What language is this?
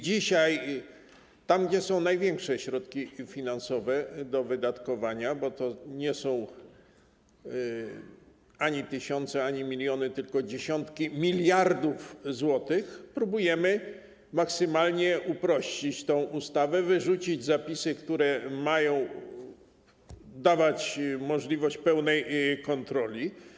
Polish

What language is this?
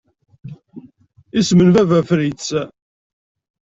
Kabyle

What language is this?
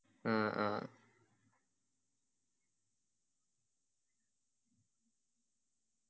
Malayalam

